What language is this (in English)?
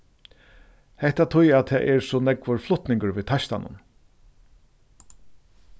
Faroese